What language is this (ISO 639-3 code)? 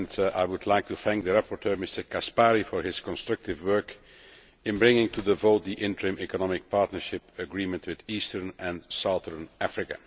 eng